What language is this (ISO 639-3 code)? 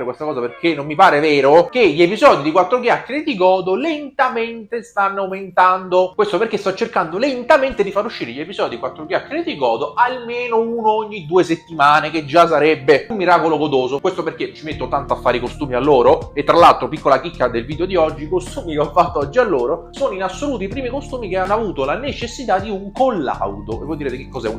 ita